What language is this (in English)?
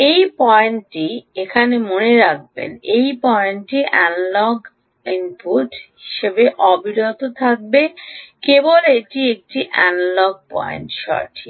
Bangla